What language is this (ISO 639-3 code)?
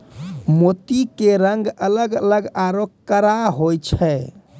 mai